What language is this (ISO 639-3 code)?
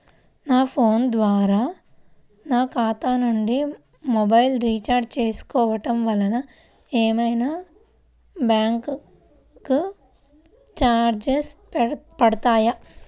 tel